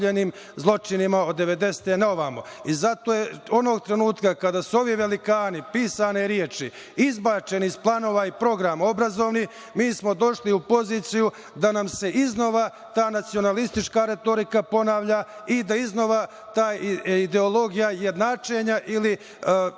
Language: Serbian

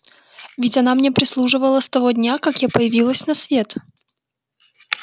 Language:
Russian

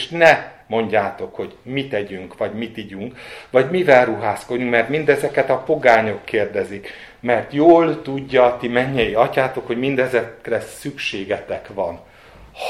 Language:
Hungarian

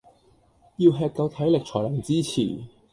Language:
Cantonese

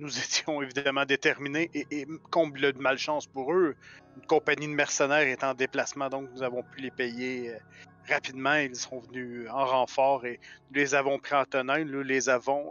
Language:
French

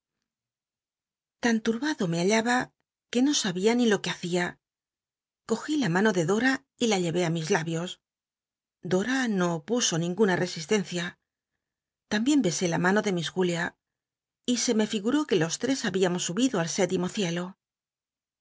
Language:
Spanish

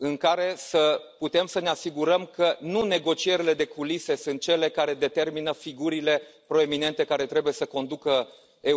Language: Romanian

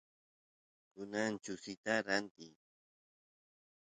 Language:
Santiago del Estero Quichua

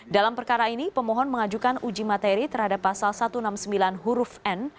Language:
Indonesian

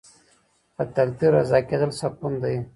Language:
Pashto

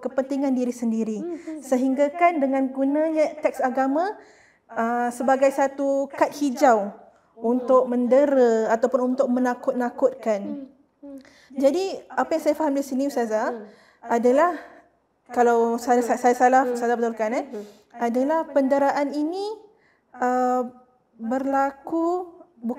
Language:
Malay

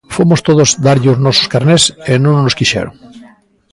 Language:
Galician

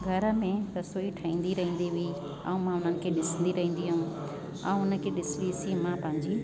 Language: Sindhi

